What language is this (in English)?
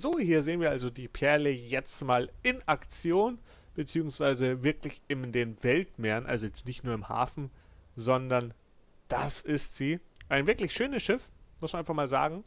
German